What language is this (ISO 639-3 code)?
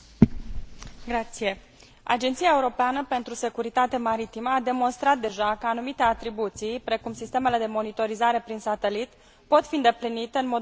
ron